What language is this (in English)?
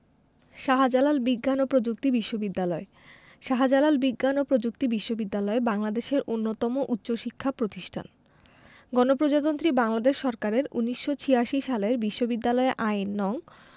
Bangla